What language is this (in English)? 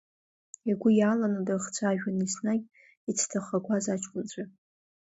Abkhazian